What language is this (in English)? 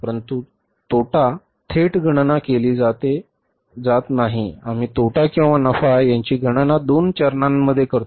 Marathi